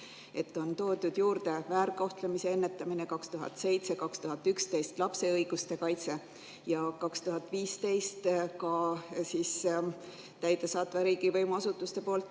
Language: Estonian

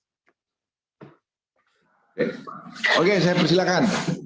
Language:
Indonesian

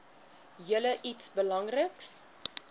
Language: Afrikaans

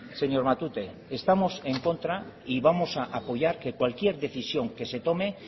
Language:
Spanish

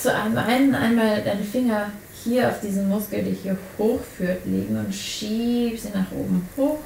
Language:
German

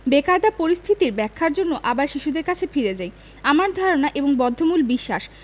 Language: Bangla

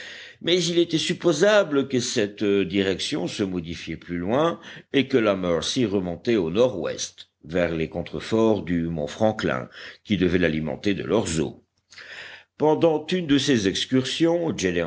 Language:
French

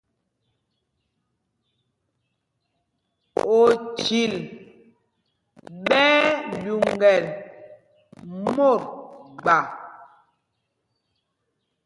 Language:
Mpumpong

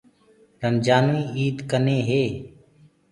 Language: Gurgula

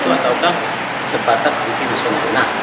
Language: Indonesian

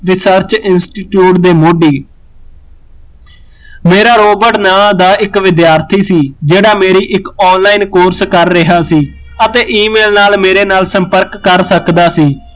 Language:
Punjabi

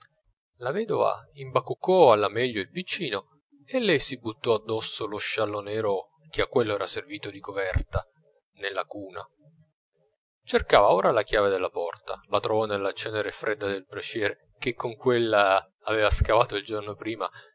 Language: Italian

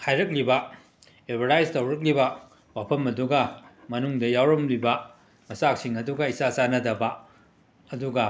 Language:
Manipuri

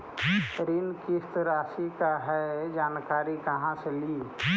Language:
Magahi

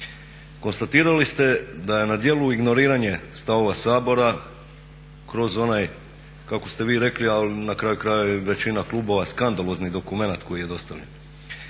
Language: Croatian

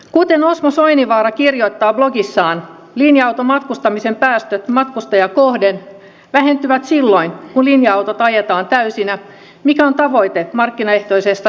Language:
Finnish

